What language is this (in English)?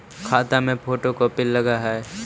Magahi